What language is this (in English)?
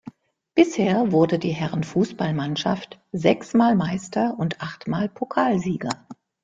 German